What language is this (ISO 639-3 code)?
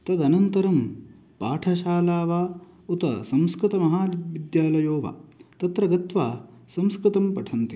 san